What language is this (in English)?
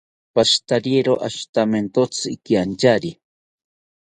South Ucayali Ashéninka